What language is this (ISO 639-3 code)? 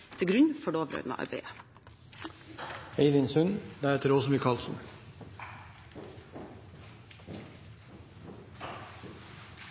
nob